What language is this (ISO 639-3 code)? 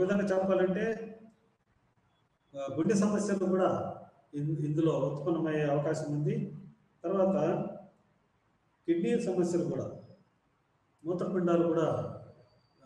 ind